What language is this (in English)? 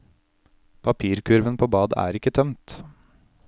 Norwegian